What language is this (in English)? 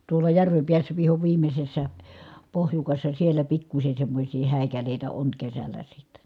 Finnish